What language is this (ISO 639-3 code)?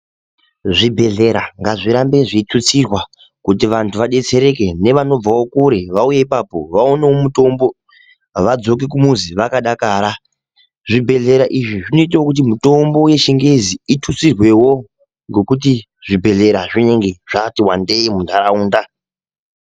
ndc